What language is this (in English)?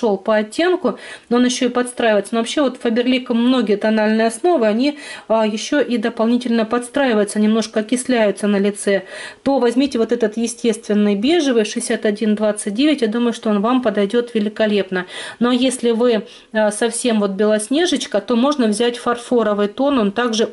Russian